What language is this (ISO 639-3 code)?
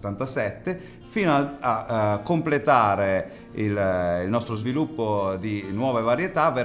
ita